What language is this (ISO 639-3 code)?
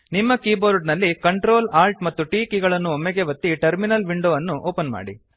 kan